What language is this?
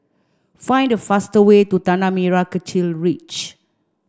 English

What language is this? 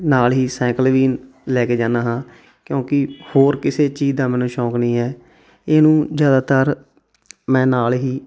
Punjabi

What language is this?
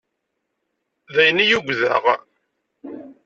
Kabyle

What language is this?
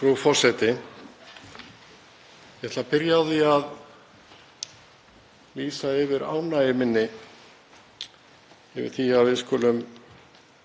Icelandic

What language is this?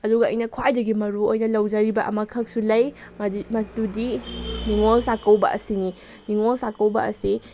Manipuri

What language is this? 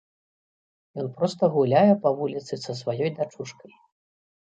Belarusian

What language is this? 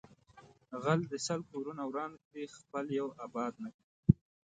Pashto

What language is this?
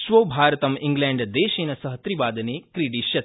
Sanskrit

